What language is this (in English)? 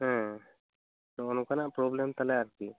Santali